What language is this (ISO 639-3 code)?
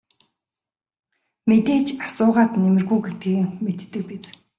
mon